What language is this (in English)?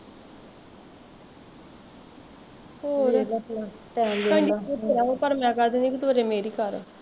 Punjabi